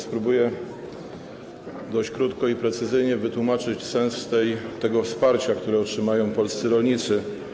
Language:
Polish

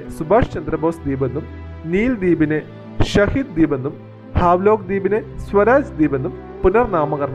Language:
Malayalam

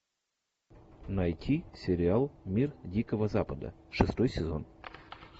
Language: Russian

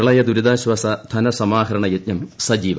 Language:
Malayalam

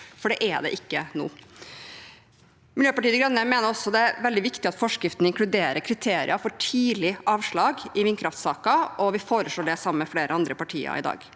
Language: Norwegian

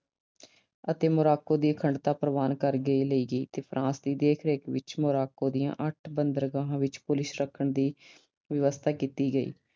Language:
Punjabi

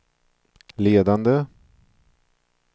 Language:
Swedish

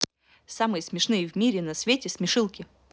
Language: Russian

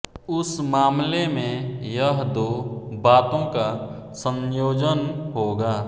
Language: Hindi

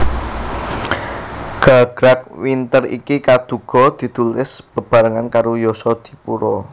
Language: Javanese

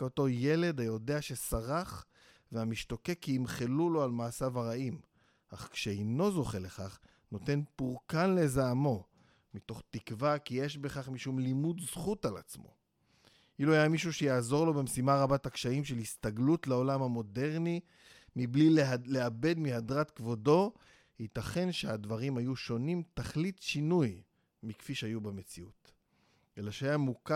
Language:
Hebrew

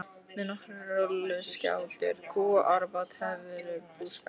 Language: Icelandic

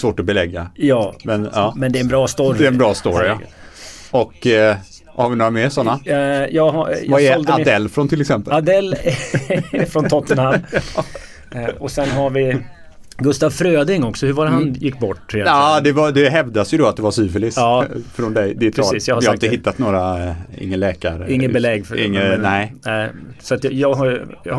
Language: Swedish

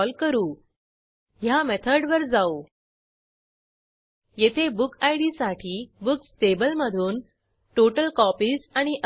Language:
Marathi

